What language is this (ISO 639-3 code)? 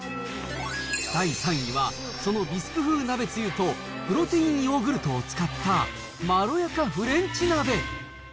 jpn